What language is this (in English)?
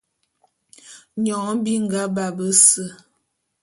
Bulu